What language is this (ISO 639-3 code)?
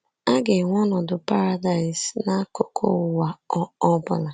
ibo